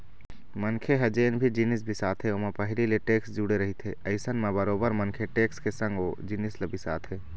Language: Chhattisgarhi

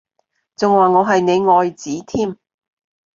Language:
Cantonese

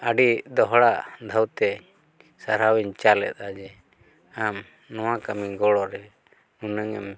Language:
Santali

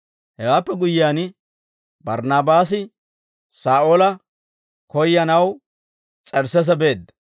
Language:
Dawro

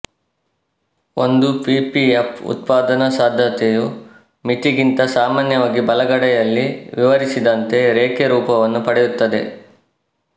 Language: Kannada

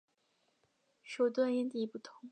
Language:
Chinese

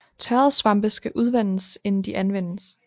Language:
Danish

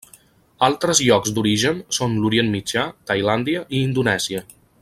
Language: Catalan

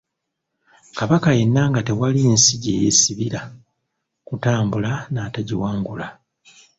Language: Ganda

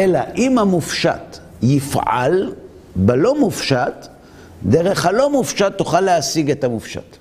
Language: Hebrew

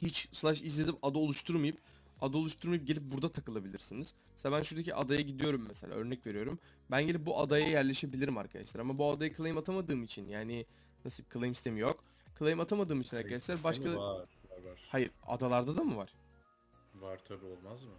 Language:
Turkish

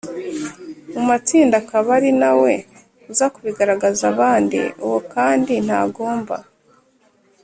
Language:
Kinyarwanda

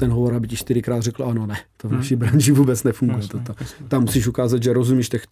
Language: Czech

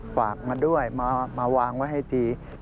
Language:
Thai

